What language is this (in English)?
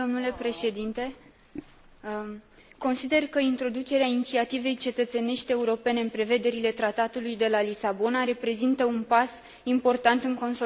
Romanian